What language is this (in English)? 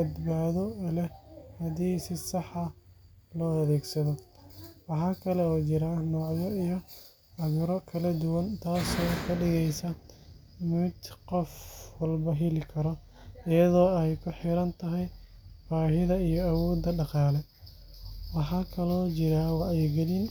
Somali